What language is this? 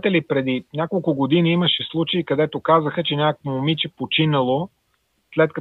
Bulgarian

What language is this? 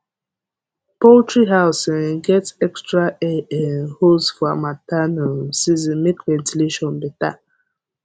Nigerian Pidgin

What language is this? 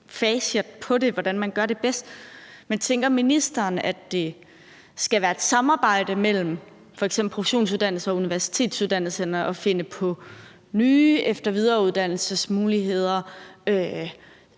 Danish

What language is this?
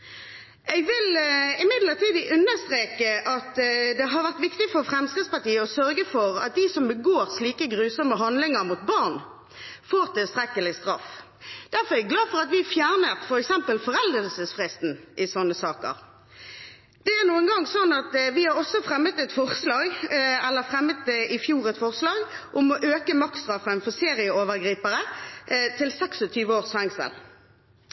Norwegian Bokmål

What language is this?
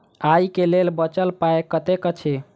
Maithili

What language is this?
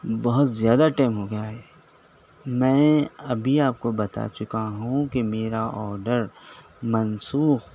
Urdu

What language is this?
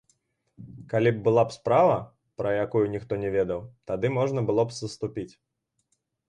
Belarusian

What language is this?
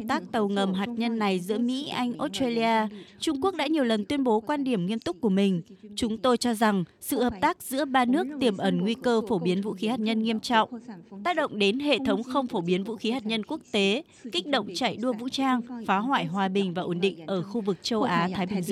Vietnamese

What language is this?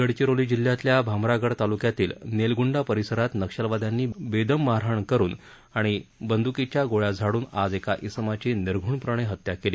Marathi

